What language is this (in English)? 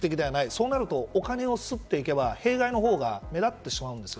Japanese